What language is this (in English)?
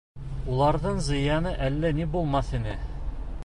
Bashkir